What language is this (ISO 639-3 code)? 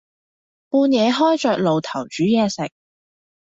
yue